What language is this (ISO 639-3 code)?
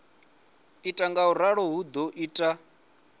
ven